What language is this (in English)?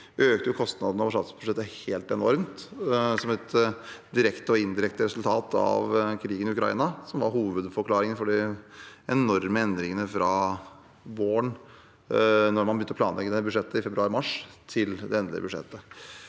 Norwegian